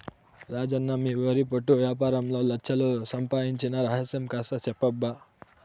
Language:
Telugu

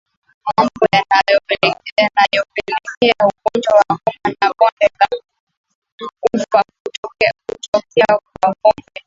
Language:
Swahili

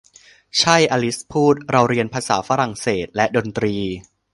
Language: Thai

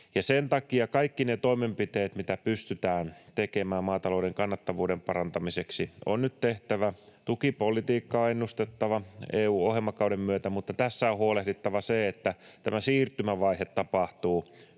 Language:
Finnish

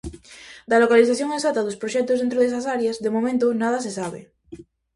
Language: Galician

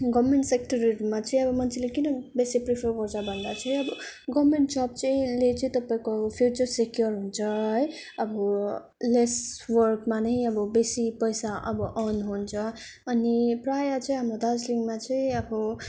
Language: Nepali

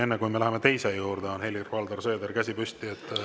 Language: Estonian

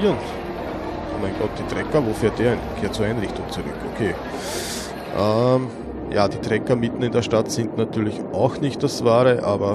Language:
German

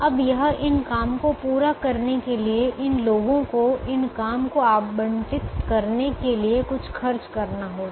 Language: Hindi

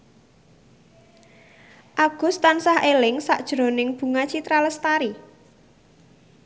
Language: Javanese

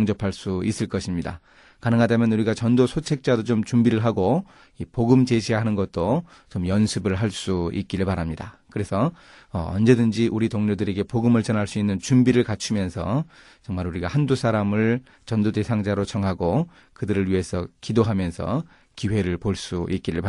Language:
Korean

